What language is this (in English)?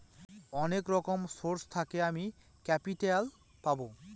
Bangla